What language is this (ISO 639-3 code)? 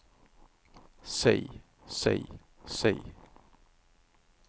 nor